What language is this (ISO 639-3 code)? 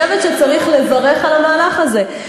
heb